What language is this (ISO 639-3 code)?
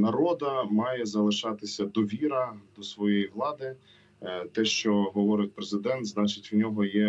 ukr